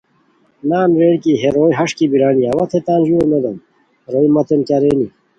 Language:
Khowar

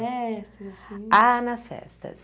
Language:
Portuguese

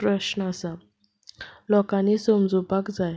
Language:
Konkani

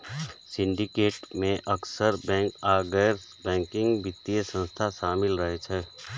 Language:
Maithili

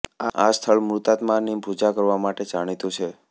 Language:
Gujarati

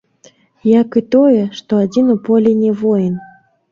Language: Belarusian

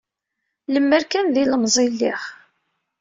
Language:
Kabyle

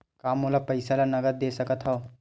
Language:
Chhattisgarhi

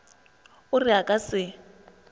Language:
Northern Sotho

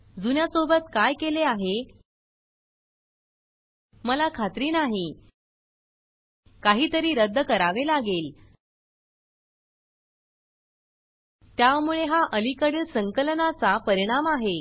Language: Marathi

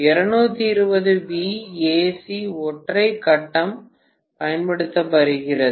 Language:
Tamil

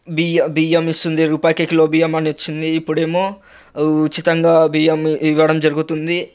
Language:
Telugu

